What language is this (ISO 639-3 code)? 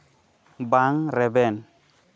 sat